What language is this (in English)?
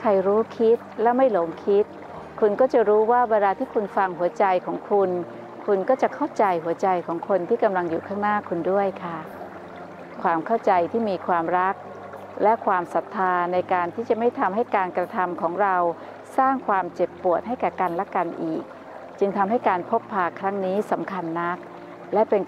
Thai